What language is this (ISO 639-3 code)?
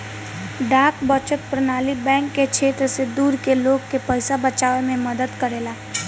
bho